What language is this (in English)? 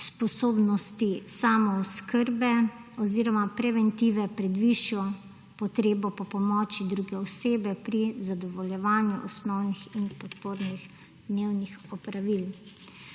Slovenian